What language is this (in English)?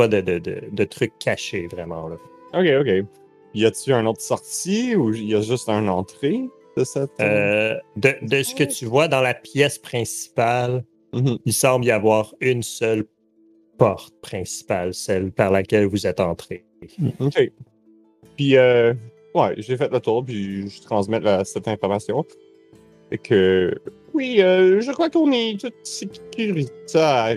French